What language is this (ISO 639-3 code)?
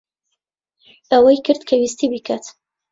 ckb